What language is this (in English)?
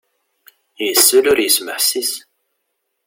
Kabyle